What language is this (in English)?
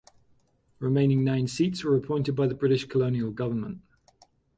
English